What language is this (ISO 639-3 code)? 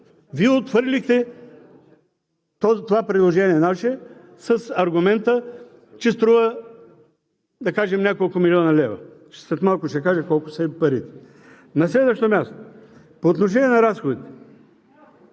bul